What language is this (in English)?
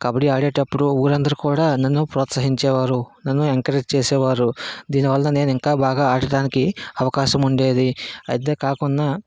Telugu